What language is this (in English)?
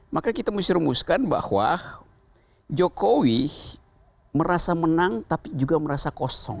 Indonesian